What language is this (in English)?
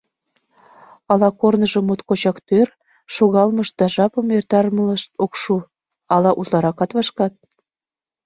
Mari